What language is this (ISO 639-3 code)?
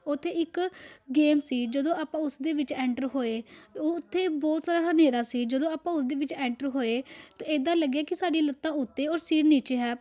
pan